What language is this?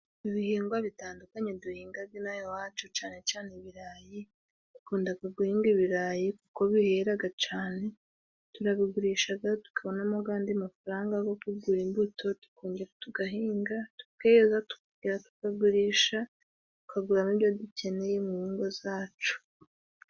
Kinyarwanda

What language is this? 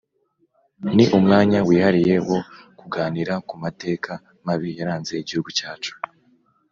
Kinyarwanda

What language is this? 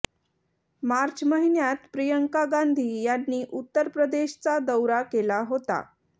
Marathi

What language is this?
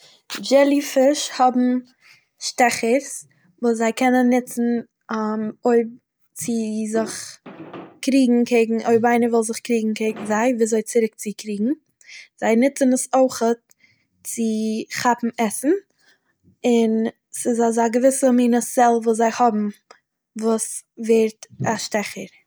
Yiddish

